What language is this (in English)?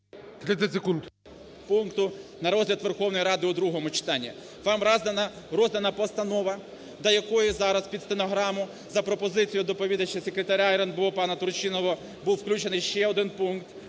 Ukrainian